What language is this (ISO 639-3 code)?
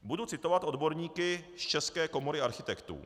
ces